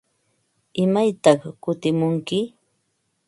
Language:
Ambo-Pasco Quechua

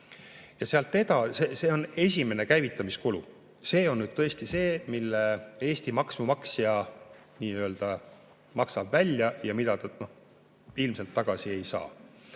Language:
Estonian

